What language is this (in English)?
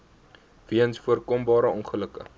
Afrikaans